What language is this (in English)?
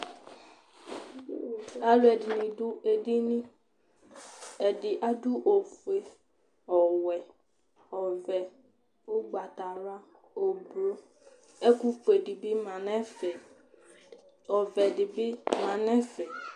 Ikposo